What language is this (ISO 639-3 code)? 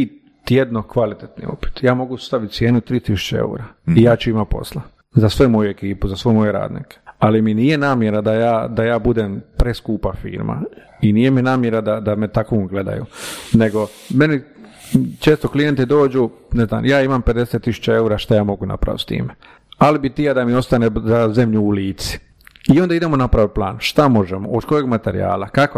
hrv